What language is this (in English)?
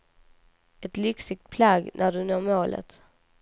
Swedish